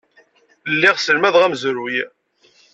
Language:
Kabyle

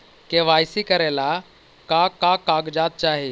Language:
Magahi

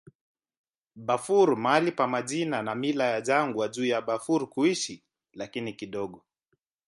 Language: Swahili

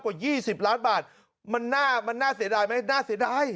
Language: Thai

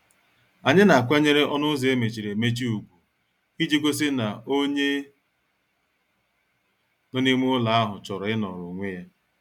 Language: Igbo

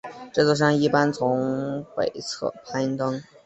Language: Chinese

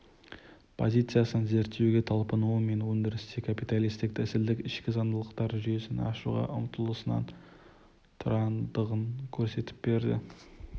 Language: Kazakh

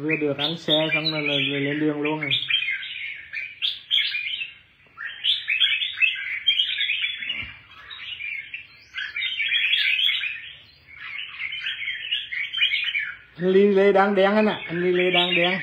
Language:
Vietnamese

